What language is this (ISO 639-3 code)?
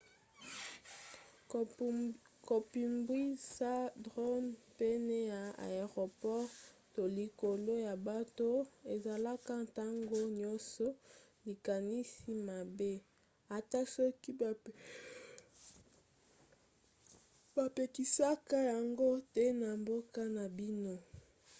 lin